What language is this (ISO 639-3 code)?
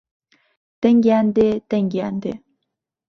ckb